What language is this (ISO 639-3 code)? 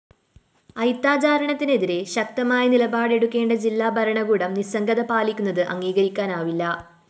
mal